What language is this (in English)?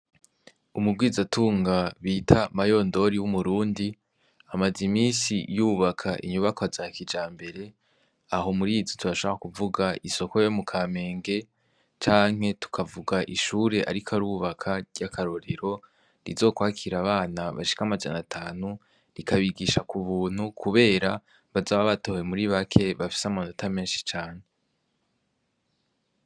Rundi